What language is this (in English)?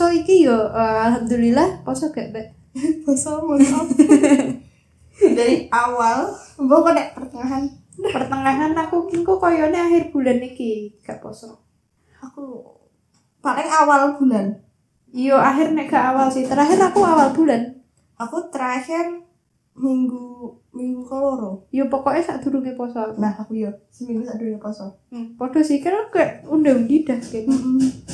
Indonesian